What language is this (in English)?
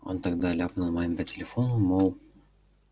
Russian